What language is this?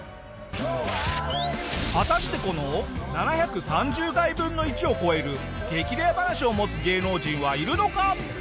Japanese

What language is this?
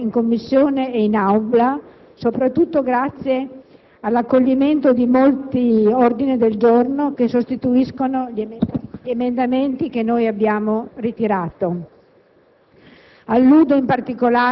Italian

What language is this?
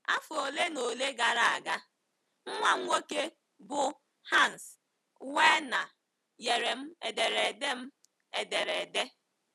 Igbo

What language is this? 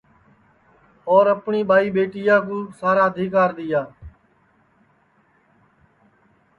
Sansi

